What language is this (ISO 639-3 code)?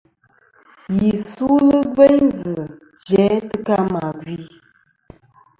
bkm